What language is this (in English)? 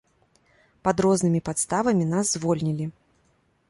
Belarusian